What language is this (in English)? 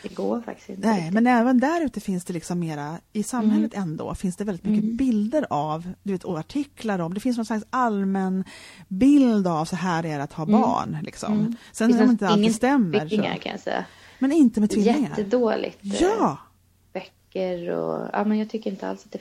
Swedish